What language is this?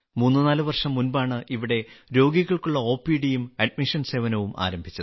Malayalam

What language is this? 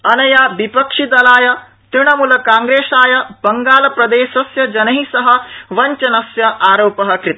Sanskrit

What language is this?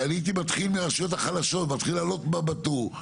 Hebrew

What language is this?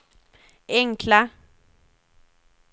Swedish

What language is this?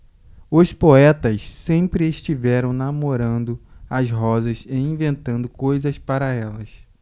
Portuguese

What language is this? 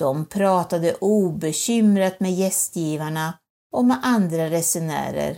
Swedish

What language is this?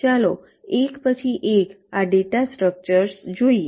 Gujarati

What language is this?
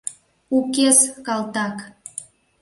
Mari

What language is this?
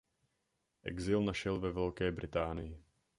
Czech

